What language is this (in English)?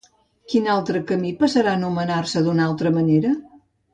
Catalan